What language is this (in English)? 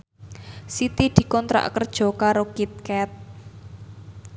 Javanese